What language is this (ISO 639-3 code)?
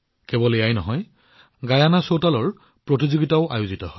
asm